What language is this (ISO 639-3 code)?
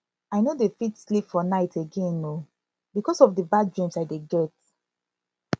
pcm